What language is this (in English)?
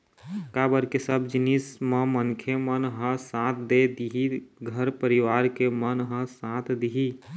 Chhattisgarhi